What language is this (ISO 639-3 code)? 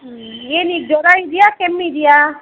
kan